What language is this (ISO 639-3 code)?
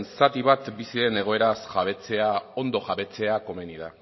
eus